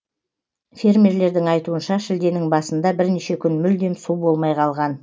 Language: Kazakh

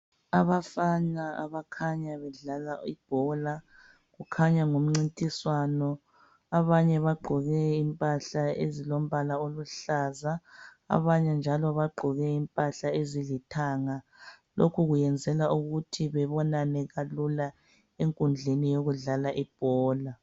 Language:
North Ndebele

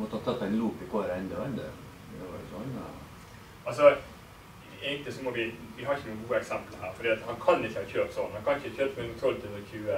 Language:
Norwegian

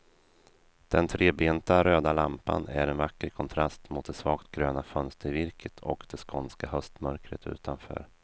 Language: Swedish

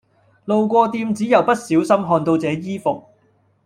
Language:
Cantonese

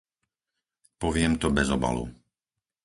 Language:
Slovak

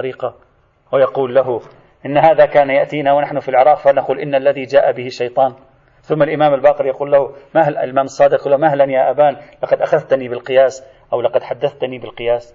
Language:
Arabic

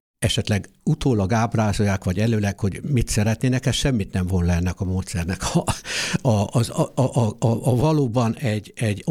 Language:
Hungarian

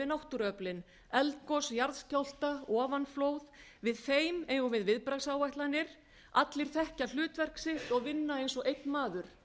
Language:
Icelandic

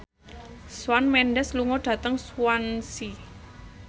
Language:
Javanese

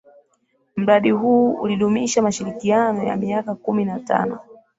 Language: Swahili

